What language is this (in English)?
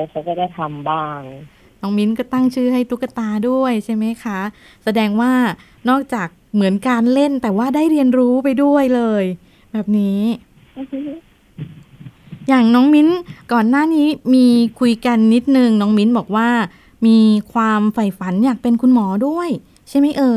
Thai